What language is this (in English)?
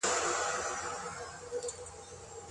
Pashto